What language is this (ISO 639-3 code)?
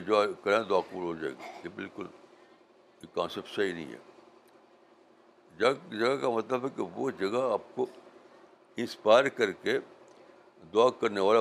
urd